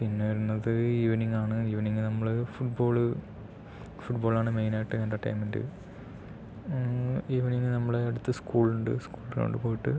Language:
Malayalam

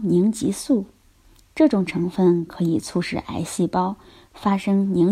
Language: Chinese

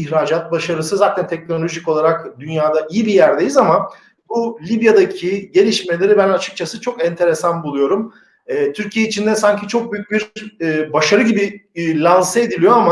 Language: Turkish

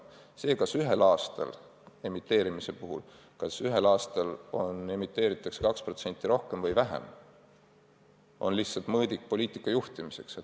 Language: Estonian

